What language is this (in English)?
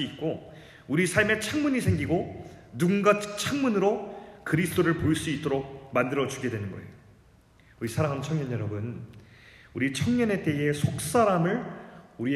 Korean